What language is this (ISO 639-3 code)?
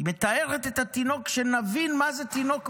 heb